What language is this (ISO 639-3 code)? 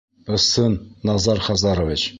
bak